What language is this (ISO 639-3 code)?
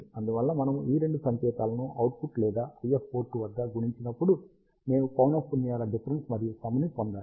tel